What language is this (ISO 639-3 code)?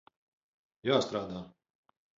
lav